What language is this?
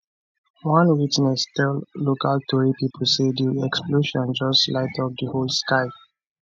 Nigerian Pidgin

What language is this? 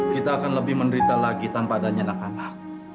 Indonesian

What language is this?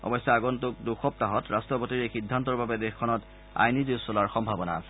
Assamese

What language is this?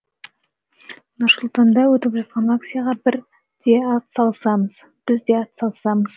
Kazakh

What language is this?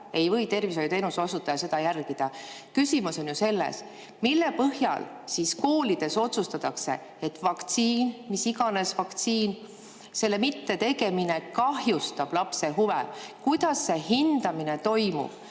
Estonian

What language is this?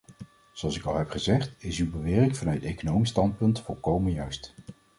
Dutch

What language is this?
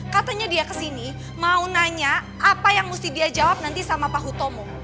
Indonesian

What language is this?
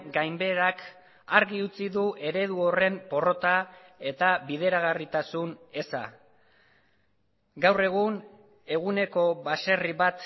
Basque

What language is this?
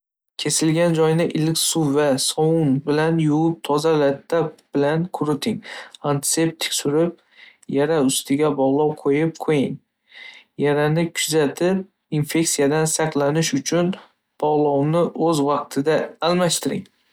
Uzbek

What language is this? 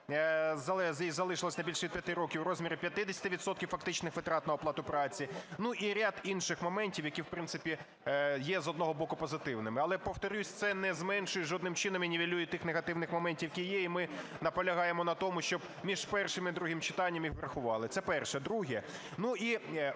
Ukrainian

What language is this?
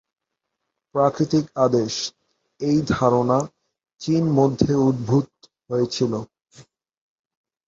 Bangla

